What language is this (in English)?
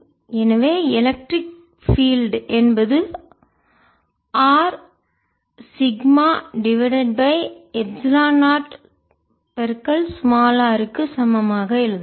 Tamil